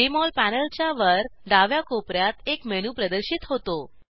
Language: Marathi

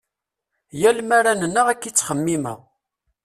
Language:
Kabyle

